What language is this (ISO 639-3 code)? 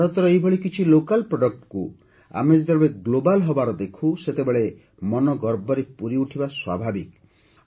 ori